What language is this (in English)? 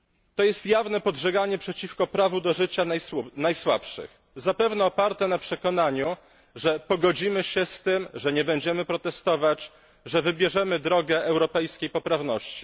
Polish